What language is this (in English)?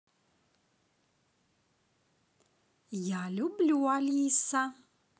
Russian